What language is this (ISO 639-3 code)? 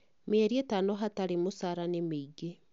kik